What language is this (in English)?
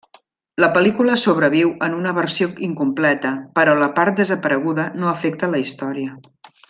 Catalan